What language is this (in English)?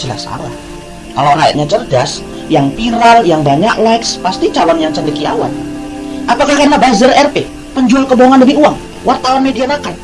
Indonesian